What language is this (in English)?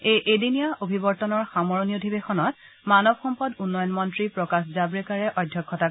Assamese